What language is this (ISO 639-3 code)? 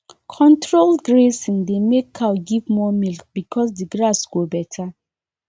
pcm